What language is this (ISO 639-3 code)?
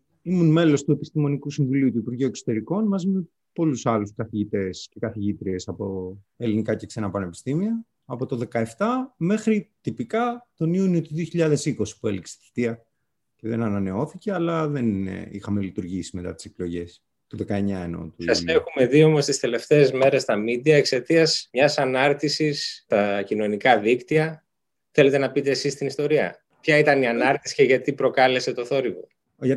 ell